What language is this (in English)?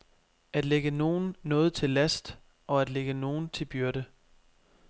Danish